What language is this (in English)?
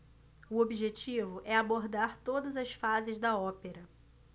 Portuguese